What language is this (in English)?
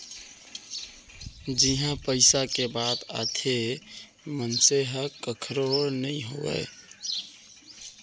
Chhattisgarhi